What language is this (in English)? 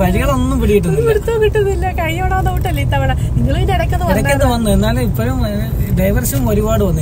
Malayalam